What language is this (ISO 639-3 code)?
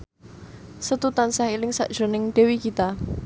jav